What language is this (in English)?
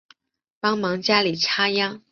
Chinese